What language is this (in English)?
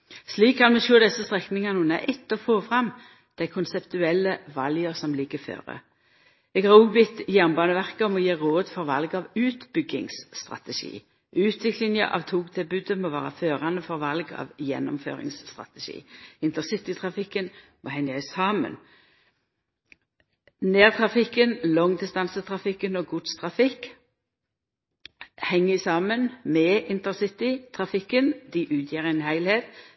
Norwegian Nynorsk